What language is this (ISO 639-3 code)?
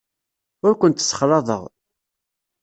kab